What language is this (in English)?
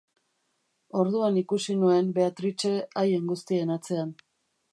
Basque